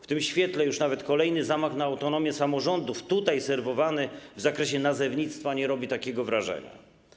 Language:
Polish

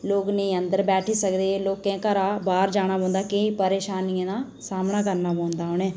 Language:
Dogri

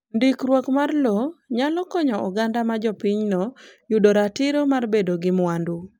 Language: Luo (Kenya and Tanzania)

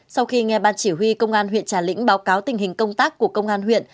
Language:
Vietnamese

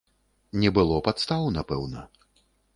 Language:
Belarusian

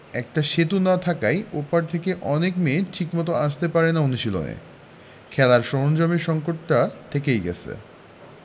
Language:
Bangla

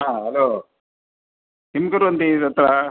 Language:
Sanskrit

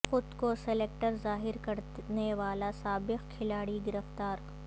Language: Urdu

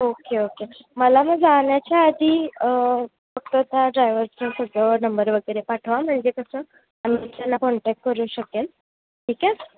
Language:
Marathi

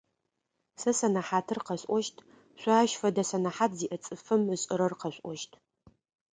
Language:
Adyghe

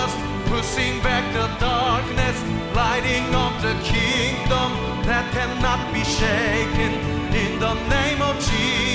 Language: Korean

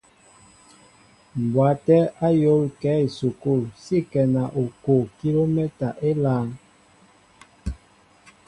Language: Mbo (Cameroon)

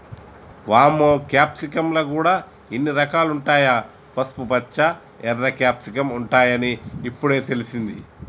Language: Telugu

